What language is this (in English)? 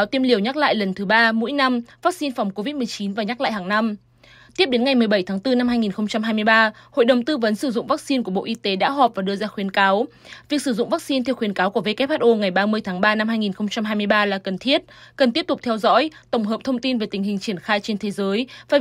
Vietnamese